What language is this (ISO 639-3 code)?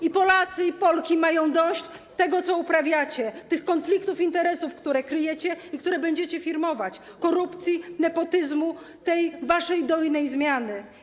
pol